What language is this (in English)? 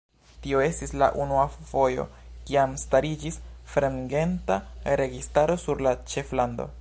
Esperanto